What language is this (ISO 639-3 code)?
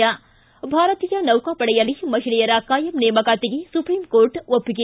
kan